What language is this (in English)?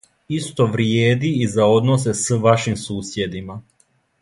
Serbian